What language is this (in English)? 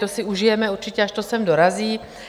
Czech